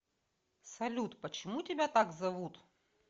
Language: Russian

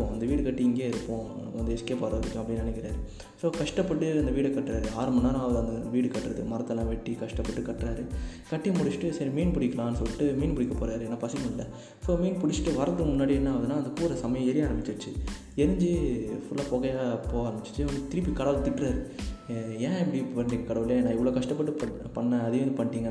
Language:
Tamil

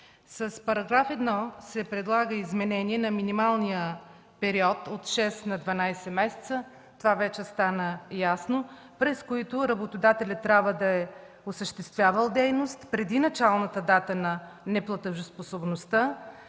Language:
Bulgarian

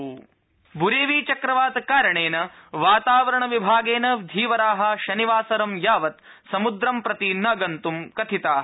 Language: Sanskrit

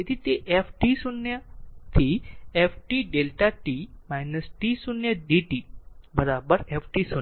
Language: Gujarati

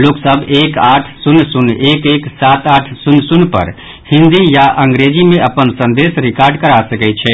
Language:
Maithili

